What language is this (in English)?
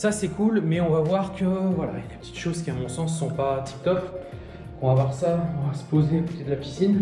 French